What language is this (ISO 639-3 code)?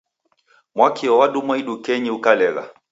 dav